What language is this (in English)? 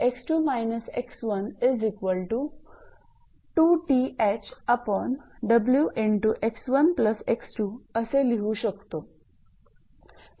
Marathi